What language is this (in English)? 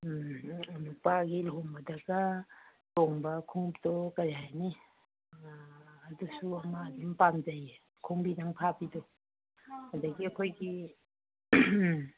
Manipuri